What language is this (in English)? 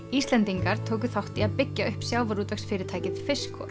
Icelandic